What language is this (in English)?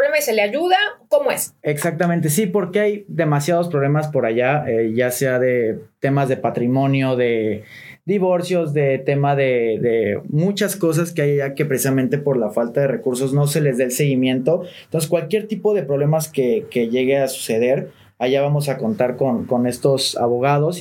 Spanish